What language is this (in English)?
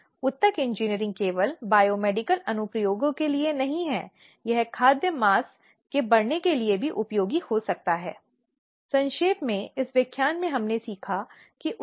Hindi